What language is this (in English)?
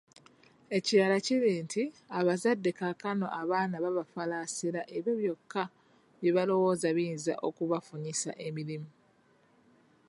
Ganda